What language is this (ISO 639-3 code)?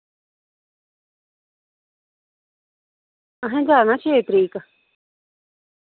doi